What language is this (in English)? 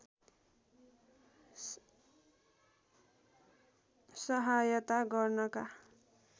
Nepali